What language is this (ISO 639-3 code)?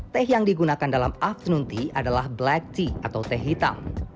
ind